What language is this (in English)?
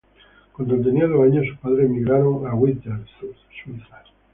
Spanish